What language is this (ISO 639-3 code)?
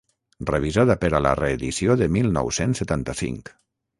cat